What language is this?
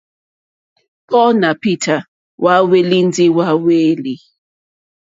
Mokpwe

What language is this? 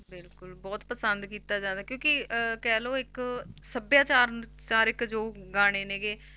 Punjabi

